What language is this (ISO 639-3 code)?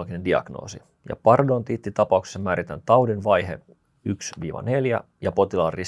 fin